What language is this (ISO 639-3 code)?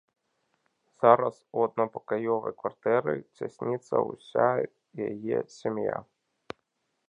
bel